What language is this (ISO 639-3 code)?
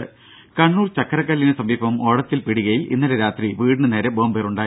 mal